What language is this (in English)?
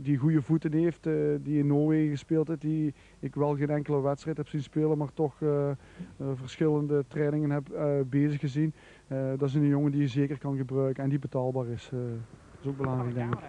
Dutch